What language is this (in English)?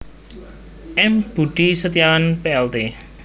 Javanese